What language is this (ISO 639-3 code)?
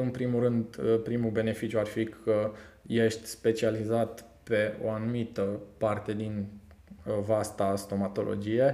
ron